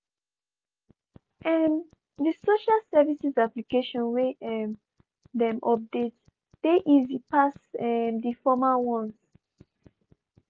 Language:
Nigerian Pidgin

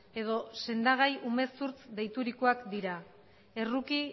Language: Basque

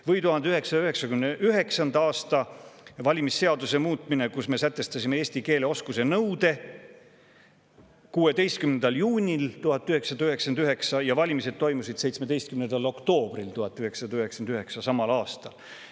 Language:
Estonian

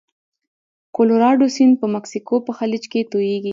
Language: Pashto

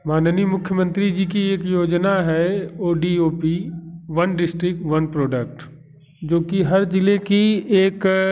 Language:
Hindi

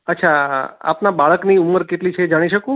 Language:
Gujarati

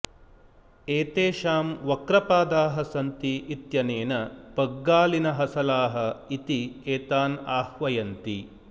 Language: Sanskrit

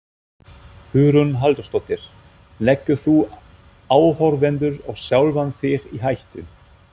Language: Icelandic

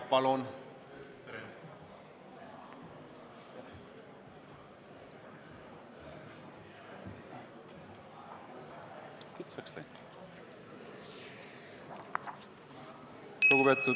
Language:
Estonian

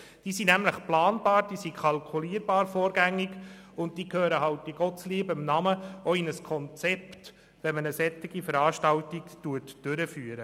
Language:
Swiss German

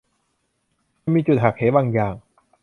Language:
Thai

